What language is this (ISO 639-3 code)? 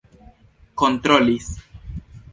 epo